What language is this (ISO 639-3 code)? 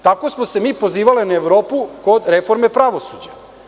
srp